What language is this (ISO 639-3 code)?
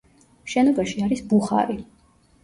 kat